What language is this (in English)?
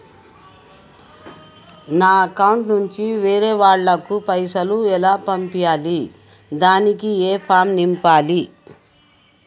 Telugu